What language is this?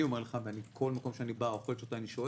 Hebrew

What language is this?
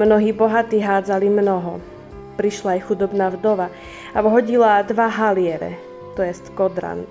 Slovak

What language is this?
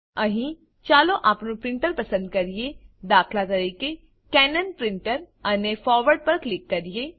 Gujarati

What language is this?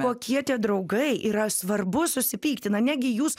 Lithuanian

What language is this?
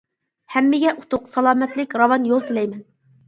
Uyghur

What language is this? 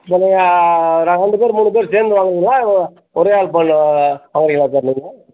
Tamil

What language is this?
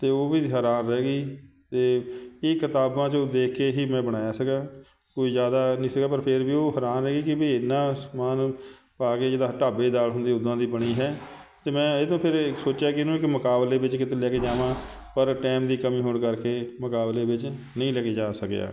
Punjabi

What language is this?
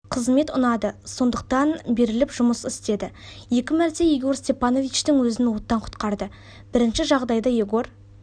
Kazakh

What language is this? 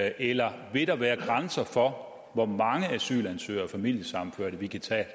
Danish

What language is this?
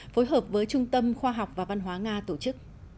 Vietnamese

